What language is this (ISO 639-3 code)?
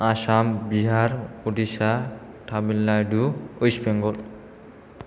brx